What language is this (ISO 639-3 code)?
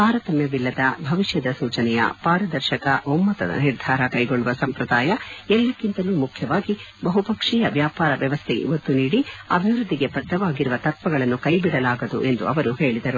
kan